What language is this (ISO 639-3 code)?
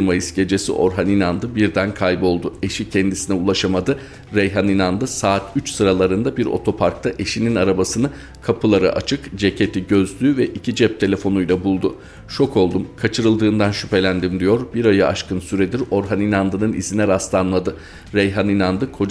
tur